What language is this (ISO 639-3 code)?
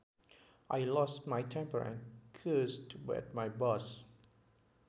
sun